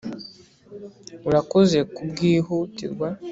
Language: Kinyarwanda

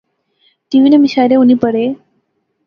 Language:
Pahari-Potwari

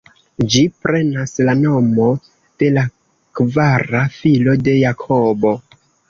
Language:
Esperanto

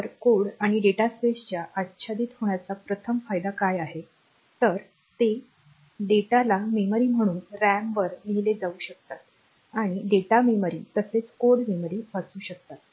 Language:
Marathi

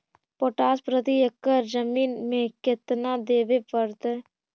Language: Magahi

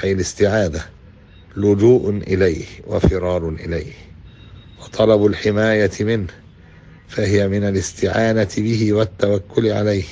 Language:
Arabic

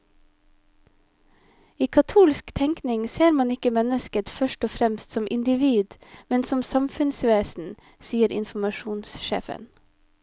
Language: Norwegian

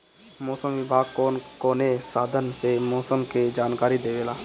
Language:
Bhojpuri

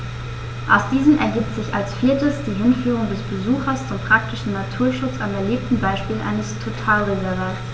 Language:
German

